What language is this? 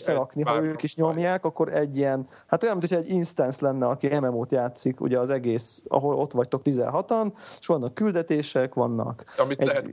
Hungarian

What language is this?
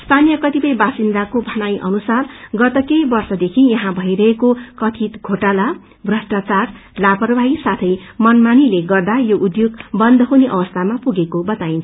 Nepali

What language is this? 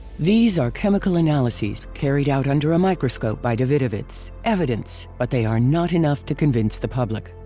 English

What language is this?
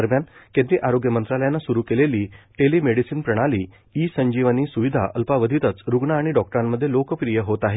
Marathi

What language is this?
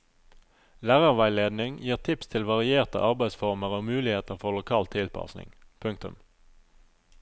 Norwegian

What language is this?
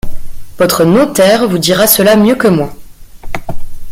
French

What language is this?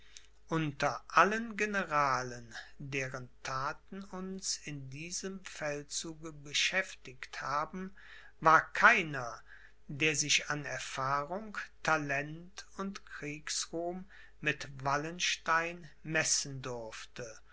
German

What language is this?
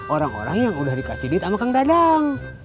Indonesian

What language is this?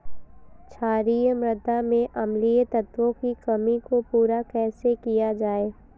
Hindi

